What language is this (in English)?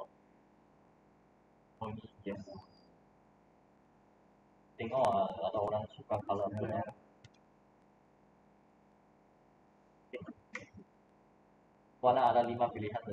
Malay